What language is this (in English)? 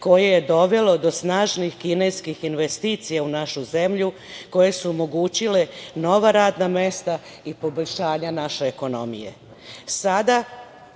Serbian